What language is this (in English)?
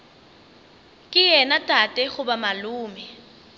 Northern Sotho